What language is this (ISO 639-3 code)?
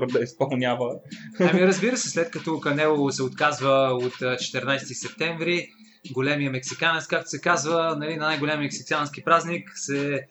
bul